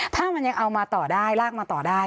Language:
Thai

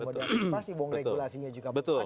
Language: Indonesian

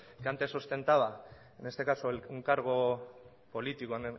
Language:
Spanish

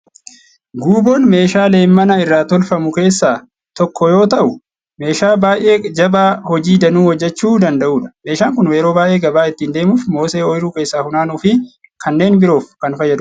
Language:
Oromo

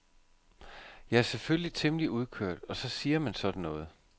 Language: Danish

